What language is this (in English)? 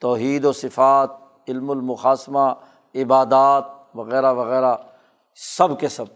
Urdu